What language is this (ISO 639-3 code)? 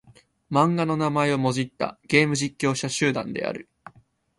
jpn